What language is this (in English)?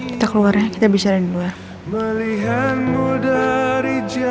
Indonesian